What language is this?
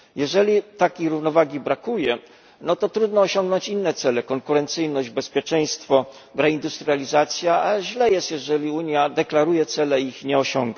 Polish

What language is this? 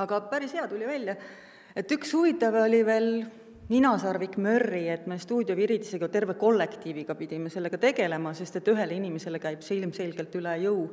Finnish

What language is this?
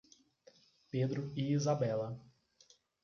Portuguese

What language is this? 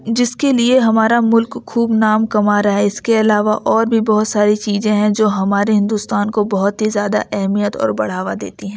Urdu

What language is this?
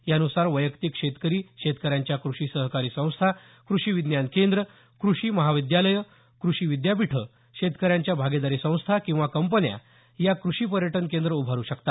Marathi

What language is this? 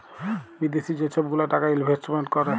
Bangla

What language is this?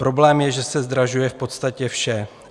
Czech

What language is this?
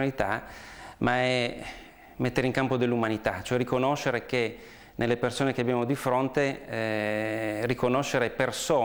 Italian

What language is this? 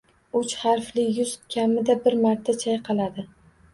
Uzbek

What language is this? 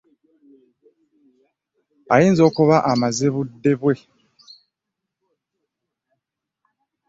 Ganda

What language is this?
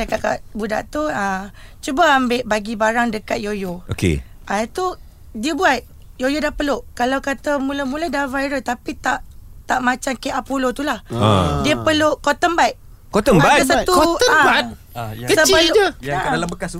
Malay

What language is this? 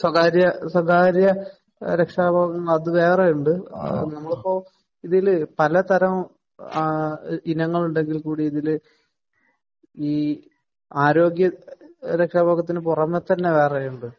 Malayalam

